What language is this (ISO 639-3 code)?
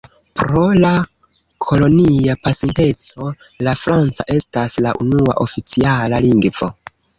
epo